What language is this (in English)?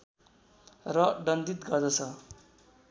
Nepali